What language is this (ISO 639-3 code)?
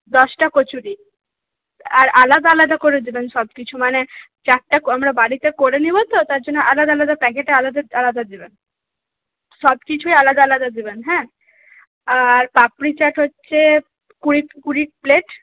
ben